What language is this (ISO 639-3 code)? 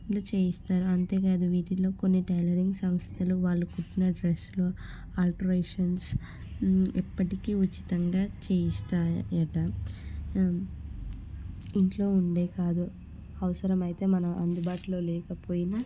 tel